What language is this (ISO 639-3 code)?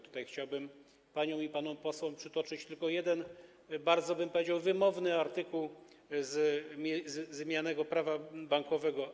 pol